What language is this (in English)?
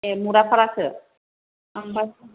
Bodo